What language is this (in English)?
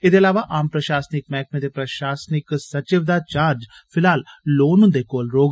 Dogri